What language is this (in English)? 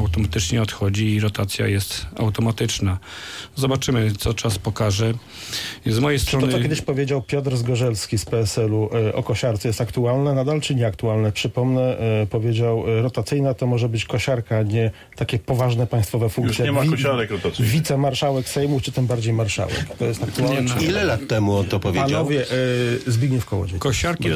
Polish